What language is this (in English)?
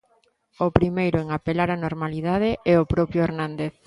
Galician